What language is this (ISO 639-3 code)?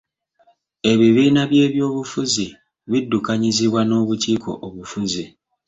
lug